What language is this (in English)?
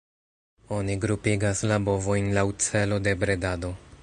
Esperanto